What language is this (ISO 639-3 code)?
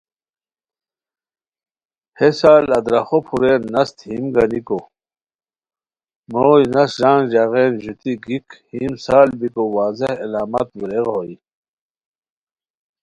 khw